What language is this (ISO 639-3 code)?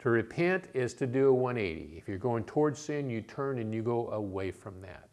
eng